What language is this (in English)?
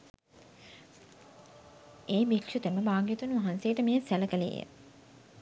Sinhala